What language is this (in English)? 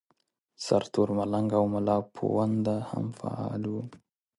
Pashto